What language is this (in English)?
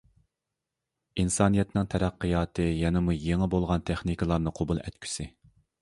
Uyghur